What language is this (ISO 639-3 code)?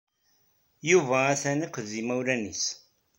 kab